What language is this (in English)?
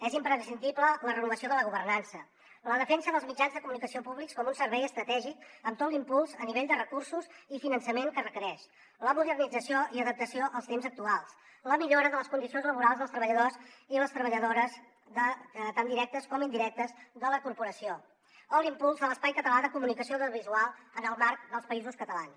Catalan